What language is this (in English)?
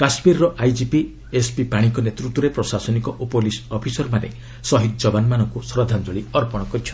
Odia